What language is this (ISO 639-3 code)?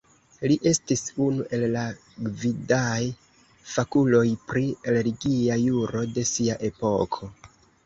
epo